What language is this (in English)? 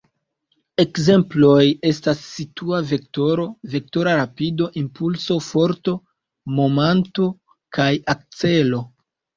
Esperanto